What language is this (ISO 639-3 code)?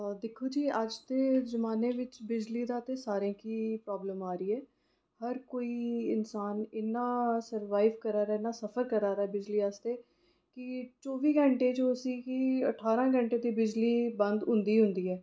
doi